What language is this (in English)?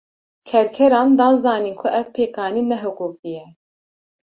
Kurdish